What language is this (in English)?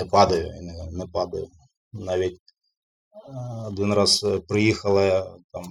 Ukrainian